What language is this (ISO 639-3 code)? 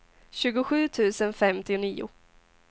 swe